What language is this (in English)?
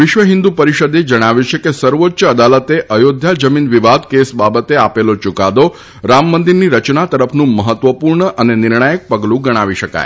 Gujarati